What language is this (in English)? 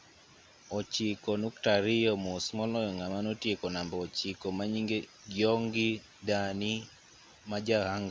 Luo (Kenya and Tanzania)